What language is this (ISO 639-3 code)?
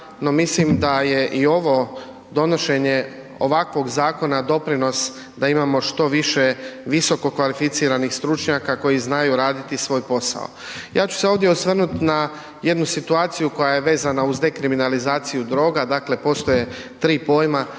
hrv